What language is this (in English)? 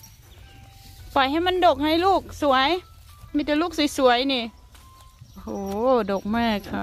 Thai